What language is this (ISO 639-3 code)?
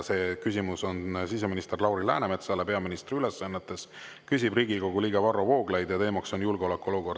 est